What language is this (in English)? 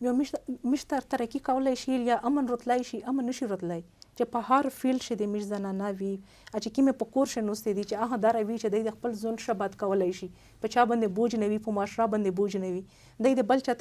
Arabic